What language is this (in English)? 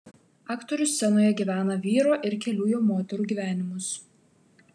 Lithuanian